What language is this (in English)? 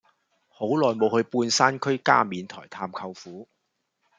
Cantonese